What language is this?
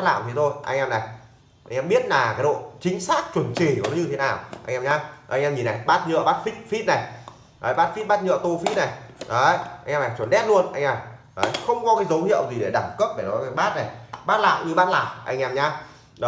Vietnamese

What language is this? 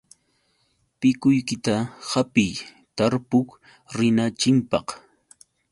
Yauyos Quechua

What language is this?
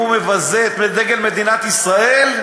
Hebrew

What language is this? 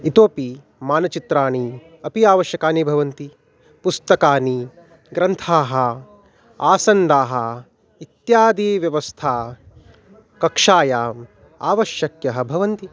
Sanskrit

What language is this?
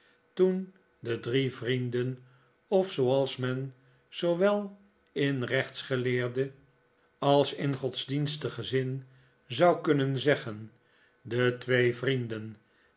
Dutch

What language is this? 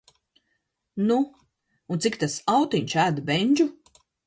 Latvian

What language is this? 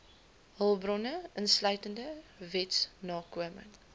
Afrikaans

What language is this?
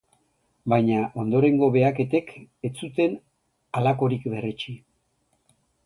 Basque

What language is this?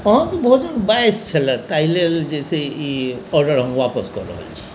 Maithili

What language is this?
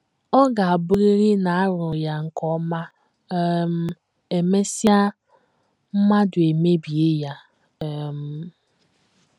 Igbo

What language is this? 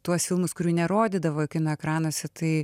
Lithuanian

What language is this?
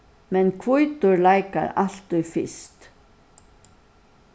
Faroese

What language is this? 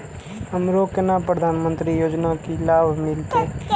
Maithili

